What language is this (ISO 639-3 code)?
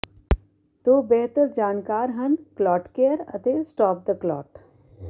pan